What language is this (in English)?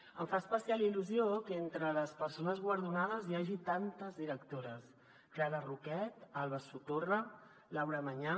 Catalan